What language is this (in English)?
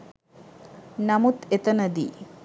Sinhala